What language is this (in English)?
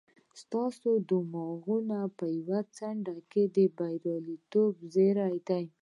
Pashto